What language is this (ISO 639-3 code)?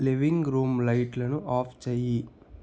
tel